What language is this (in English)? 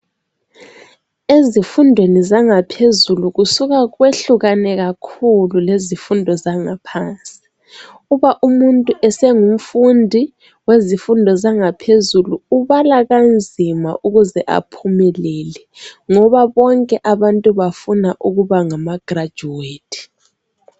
North Ndebele